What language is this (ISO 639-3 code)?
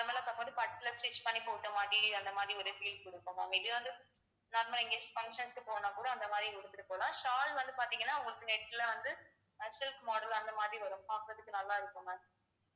tam